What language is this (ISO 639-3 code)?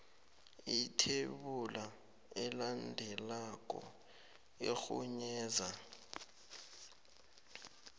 nbl